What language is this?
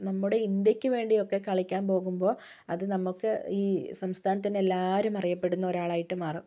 Malayalam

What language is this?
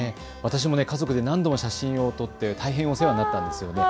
Japanese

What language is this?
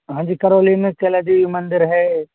Hindi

